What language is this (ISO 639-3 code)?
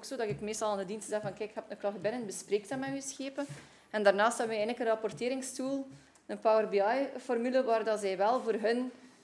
nld